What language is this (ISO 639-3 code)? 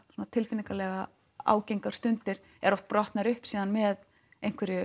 isl